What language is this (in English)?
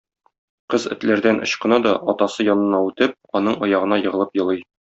Tatar